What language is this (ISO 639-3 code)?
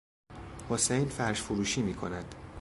fas